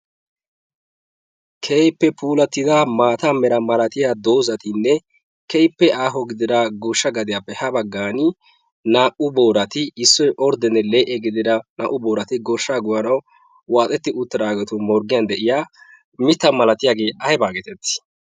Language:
Wolaytta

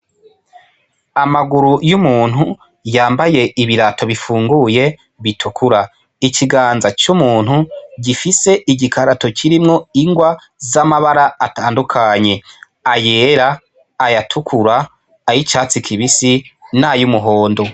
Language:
Rundi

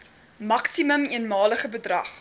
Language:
Afrikaans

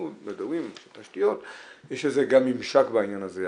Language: Hebrew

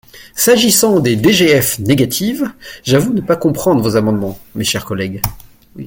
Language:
French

